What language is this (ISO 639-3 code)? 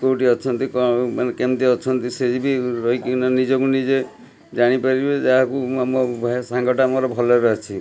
ori